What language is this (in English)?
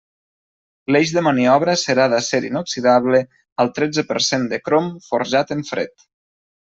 Catalan